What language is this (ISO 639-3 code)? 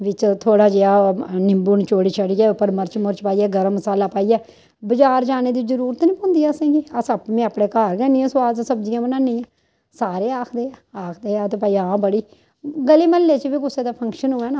doi